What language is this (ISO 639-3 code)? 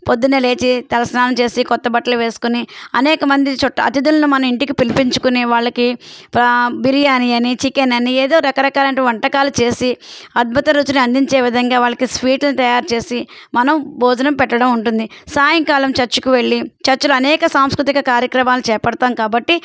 tel